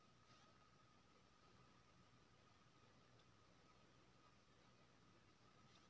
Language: Maithili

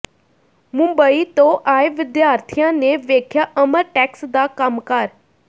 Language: Punjabi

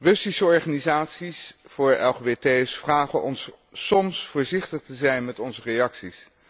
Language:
Dutch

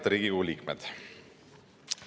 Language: Estonian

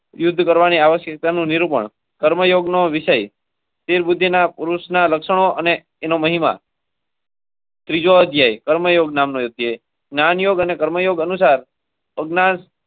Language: Gujarati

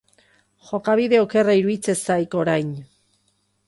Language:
Basque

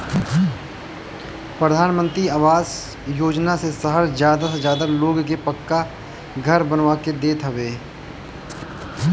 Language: Bhojpuri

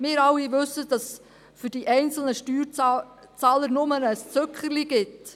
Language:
Swiss German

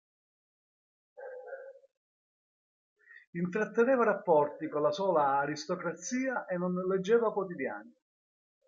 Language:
Italian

